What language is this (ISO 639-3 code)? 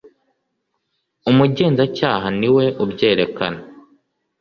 kin